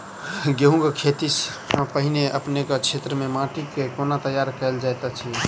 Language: Maithili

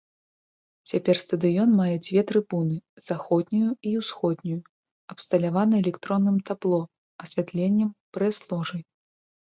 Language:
Belarusian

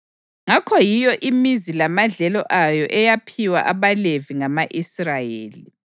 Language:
North Ndebele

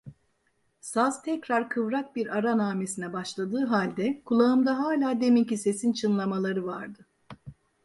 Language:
Turkish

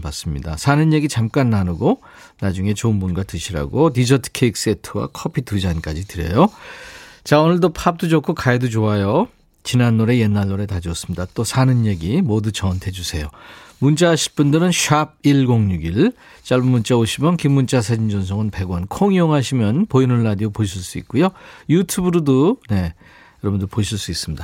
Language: Korean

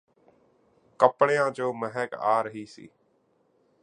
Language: Punjabi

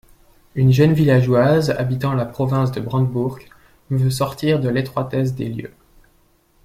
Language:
French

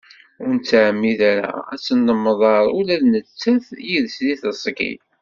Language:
Kabyle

